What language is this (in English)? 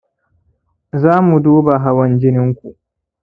Hausa